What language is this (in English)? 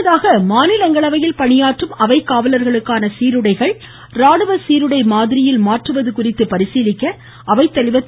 Tamil